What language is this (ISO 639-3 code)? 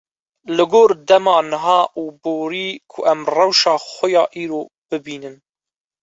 kur